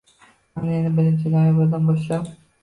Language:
Uzbek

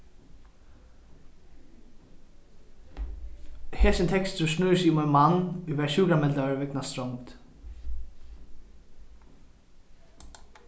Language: Faroese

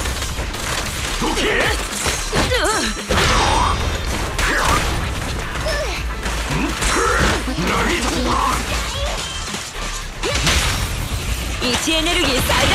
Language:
Japanese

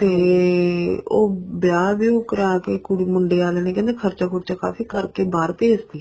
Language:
Punjabi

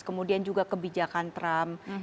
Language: Indonesian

